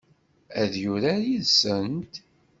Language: Kabyle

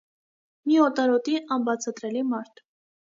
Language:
Armenian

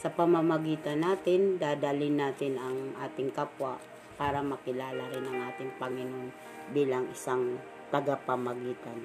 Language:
Filipino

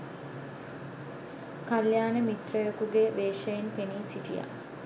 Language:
Sinhala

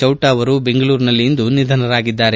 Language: Kannada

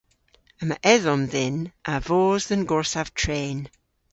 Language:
Cornish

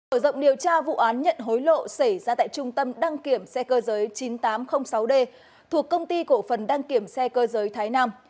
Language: Vietnamese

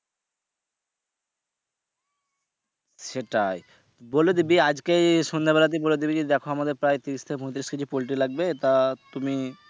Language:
Bangla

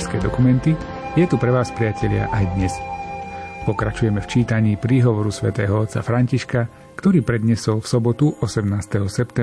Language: Slovak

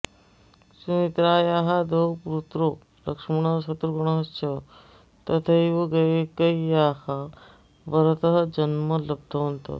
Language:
Sanskrit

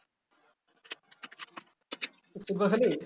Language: Bangla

